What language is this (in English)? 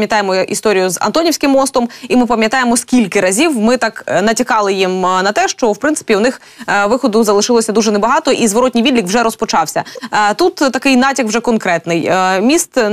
Ukrainian